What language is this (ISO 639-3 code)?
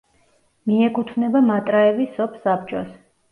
kat